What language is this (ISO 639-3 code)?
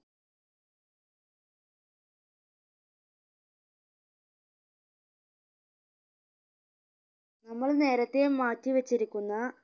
mal